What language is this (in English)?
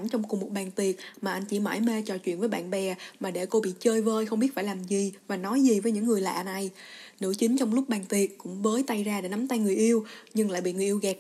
Vietnamese